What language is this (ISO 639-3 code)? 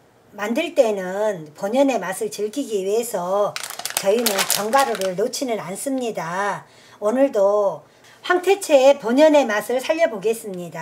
kor